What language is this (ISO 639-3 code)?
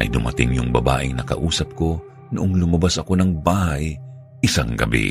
fil